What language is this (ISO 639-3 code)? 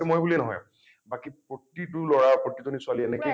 asm